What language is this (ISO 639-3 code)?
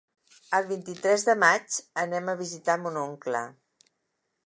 cat